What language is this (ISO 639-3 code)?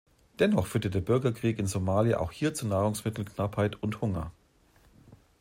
deu